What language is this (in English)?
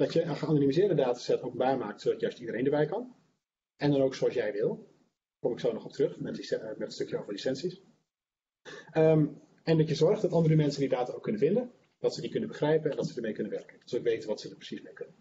Dutch